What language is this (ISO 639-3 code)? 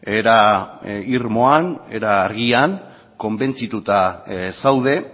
eus